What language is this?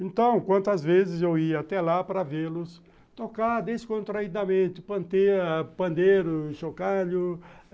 Portuguese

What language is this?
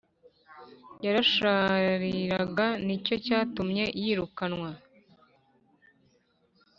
Kinyarwanda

